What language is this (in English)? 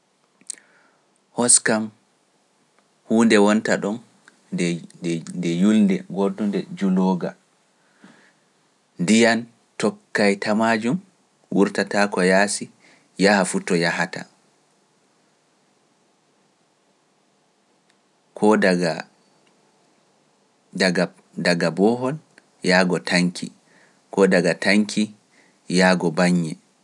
Pular